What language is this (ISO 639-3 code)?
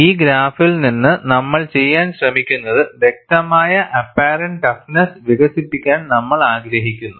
mal